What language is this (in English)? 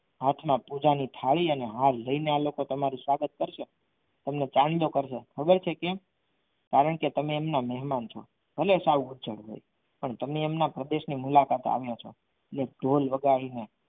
Gujarati